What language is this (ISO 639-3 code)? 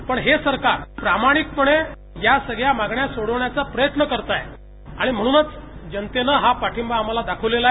mar